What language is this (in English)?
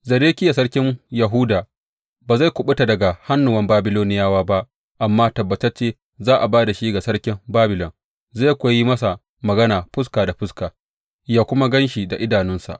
Hausa